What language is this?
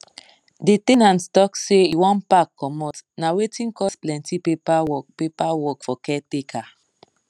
Nigerian Pidgin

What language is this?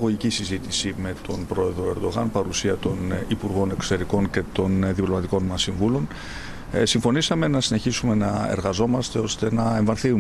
Greek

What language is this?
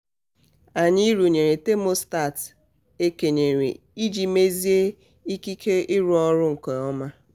Igbo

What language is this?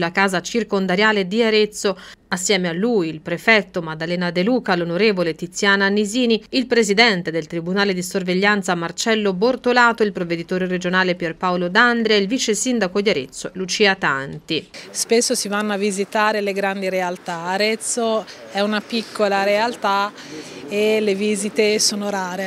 Italian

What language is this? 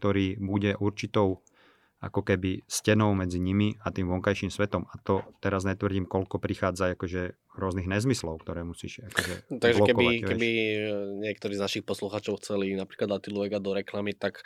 Slovak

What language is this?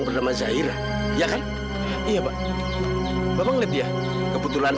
Indonesian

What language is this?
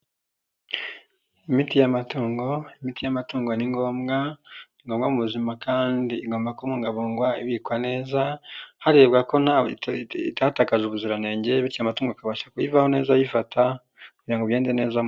Kinyarwanda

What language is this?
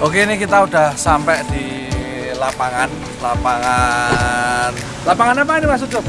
Indonesian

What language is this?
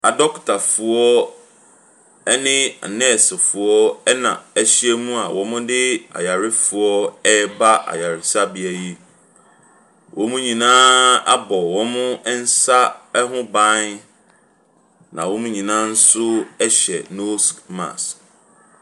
Akan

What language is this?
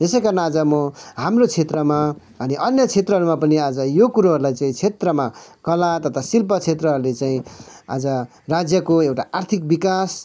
Nepali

